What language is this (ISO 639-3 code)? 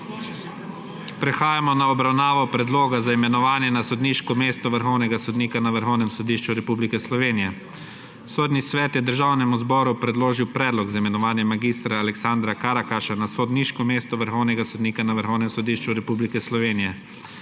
slv